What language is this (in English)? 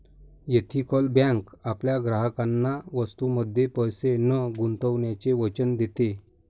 Marathi